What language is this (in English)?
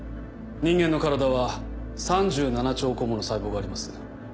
Japanese